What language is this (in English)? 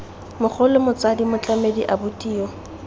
Tswana